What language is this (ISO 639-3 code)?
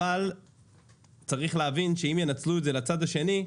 heb